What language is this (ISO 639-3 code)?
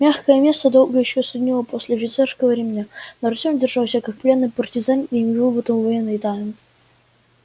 rus